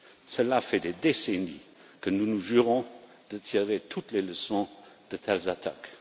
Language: French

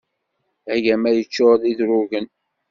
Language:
Kabyle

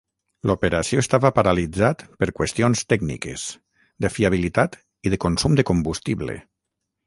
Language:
Catalan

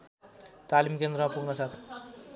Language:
Nepali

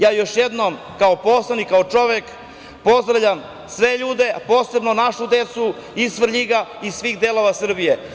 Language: Serbian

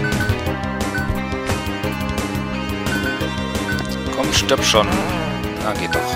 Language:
German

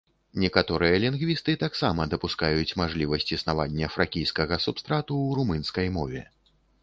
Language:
Belarusian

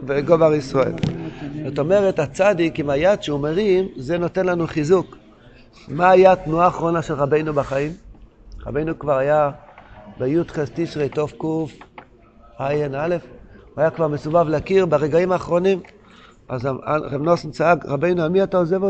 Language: Hebrew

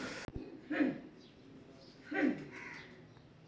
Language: Magahi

